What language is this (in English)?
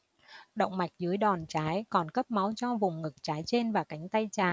Vietnamese